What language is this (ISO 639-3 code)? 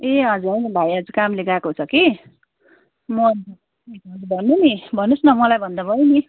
nep